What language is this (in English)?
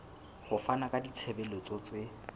Southern Sotho